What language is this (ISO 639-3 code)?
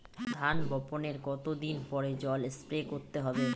ben